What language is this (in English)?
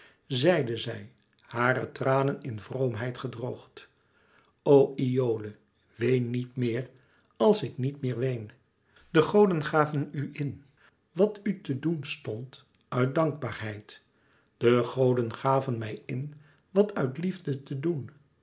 Dutch